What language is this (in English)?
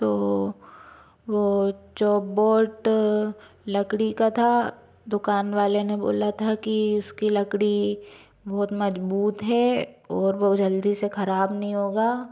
Hindi